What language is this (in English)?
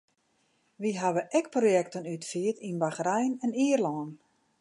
Western Frisian